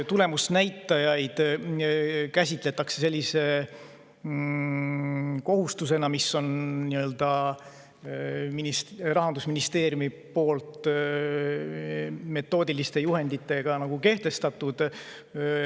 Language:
Estonian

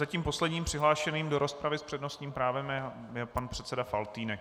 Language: Czech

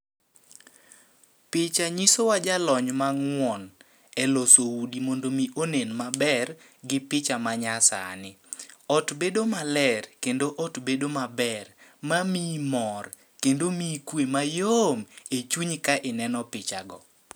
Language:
Luo (Kenya and Tanzania)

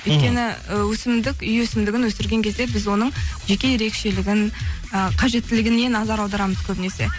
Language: Kazakh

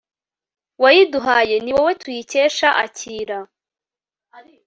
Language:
Kinyarwanda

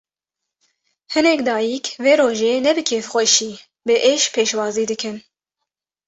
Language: Kurdish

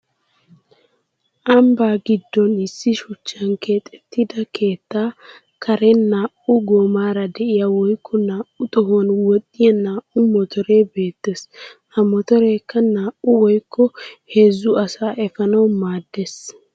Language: Wolaytta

